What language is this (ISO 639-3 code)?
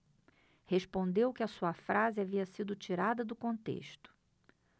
por